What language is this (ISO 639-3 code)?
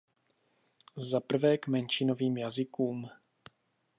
ces